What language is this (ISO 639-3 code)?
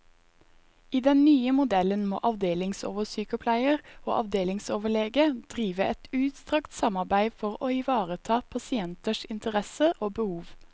nor